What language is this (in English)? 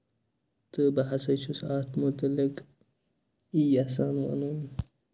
Kashmiri